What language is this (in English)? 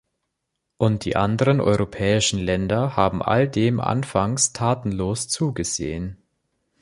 German